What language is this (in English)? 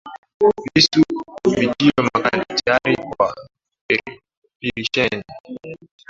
Swahili